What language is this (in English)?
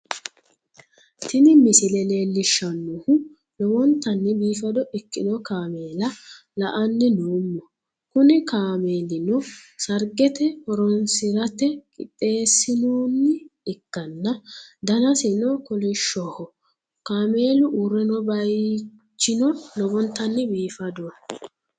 Sidamo